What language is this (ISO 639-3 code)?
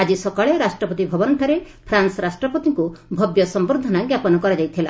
ori